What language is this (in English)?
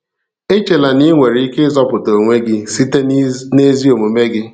Igbo